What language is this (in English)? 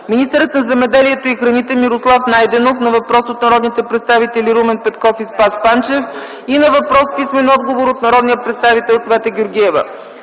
Bulgarian